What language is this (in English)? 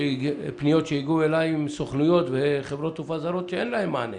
Hebrew